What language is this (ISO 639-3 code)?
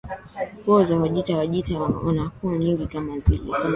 swa